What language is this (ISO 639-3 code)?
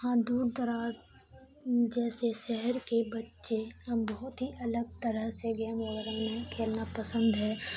urd